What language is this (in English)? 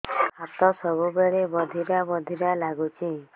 Odia